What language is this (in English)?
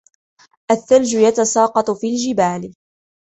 Arabic